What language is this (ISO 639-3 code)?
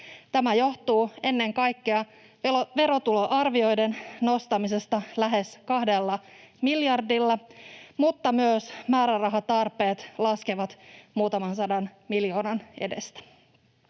fin